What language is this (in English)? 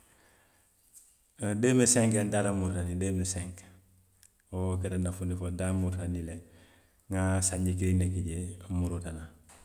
Western Maninkakan